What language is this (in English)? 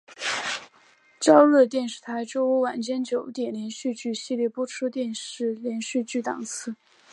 Chinese